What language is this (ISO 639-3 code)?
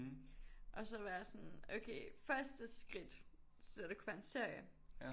dan